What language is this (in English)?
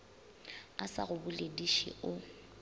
Northern Sotho